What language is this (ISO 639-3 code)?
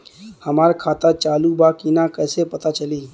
bho